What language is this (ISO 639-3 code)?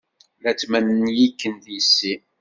kab